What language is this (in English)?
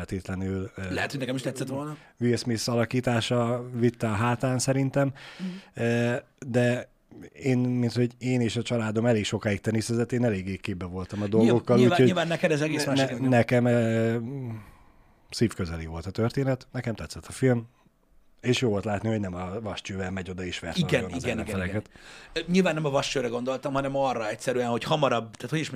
Hungarian